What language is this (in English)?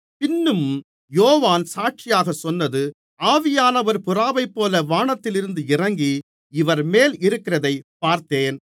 Tamil